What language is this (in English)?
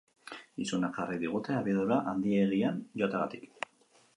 Basque